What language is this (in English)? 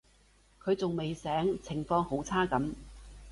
Cantonese